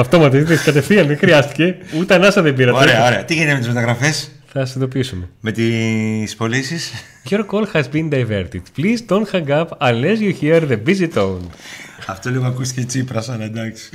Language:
Greek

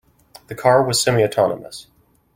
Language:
English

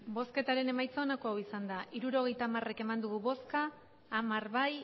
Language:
Basque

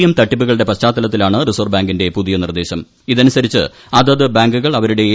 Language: Malayalam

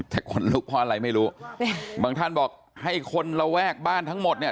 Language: Thai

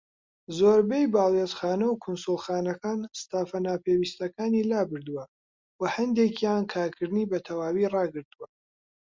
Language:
Central Kurdish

